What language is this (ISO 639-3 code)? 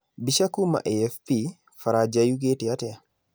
kik